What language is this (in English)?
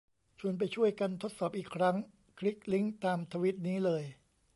Thai